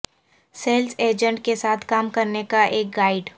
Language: Urdu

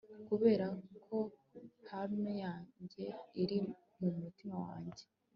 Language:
Kinyarwanda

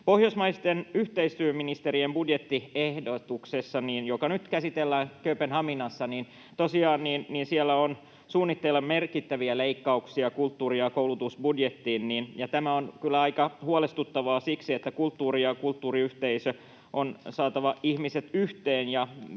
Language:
Finnish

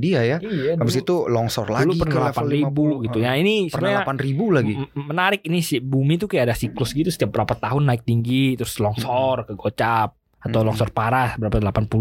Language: Indonesian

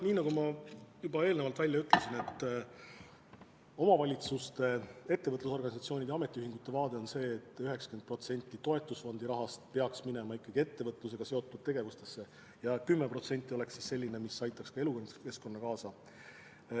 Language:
Estonian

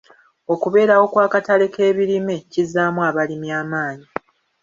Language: Ganda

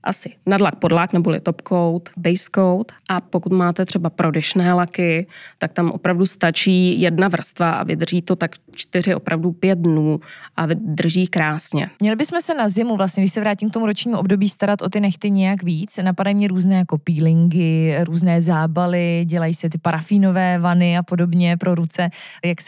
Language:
Czech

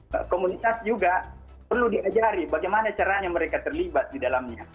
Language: Indonesian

